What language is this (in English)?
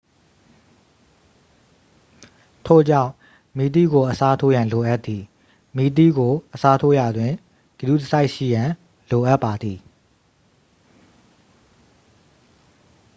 Burmese